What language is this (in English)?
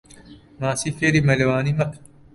Central Kurdish